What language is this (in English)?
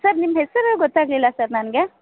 Kannada